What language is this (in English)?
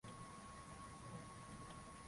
Swahili